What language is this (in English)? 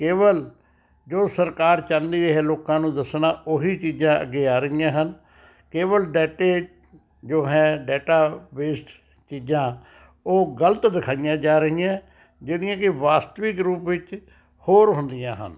Punjabi